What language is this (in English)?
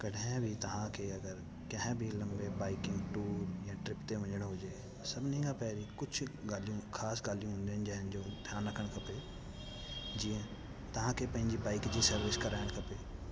Sindhi